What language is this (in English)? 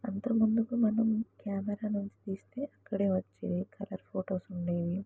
Telugu